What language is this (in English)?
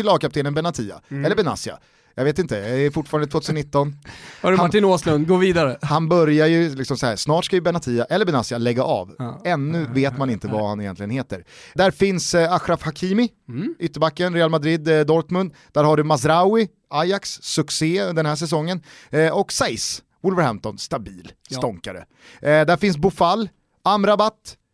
Swedish